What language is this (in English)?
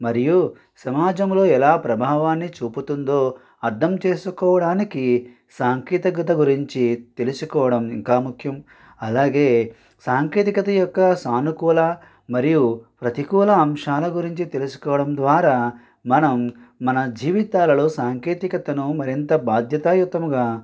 Telugu